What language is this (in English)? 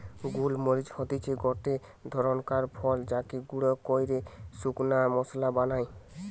Bangla